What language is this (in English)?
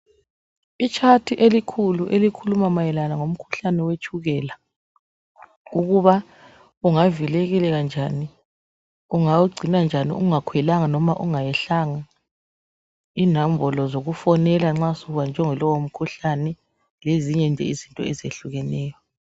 North Ndebele